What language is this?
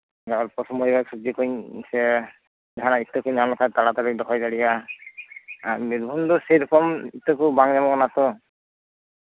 Santali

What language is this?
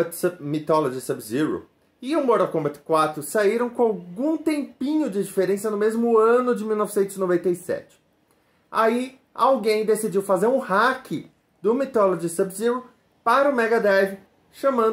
Portuguese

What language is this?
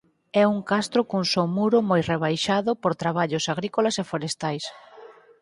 Galician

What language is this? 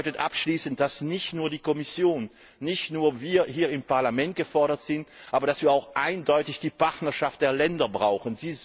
German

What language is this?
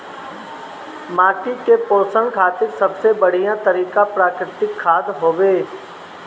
Bhojpuri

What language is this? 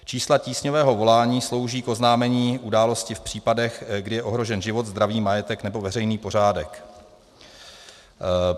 Czech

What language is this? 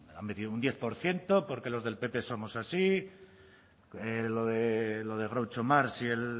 Spanish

